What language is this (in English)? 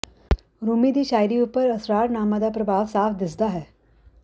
Punjabi